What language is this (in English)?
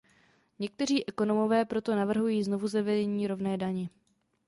Czech